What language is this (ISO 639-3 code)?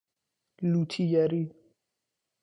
fas